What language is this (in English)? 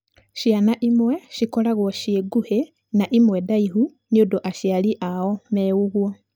Kikuyu